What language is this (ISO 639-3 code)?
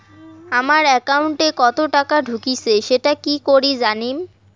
ben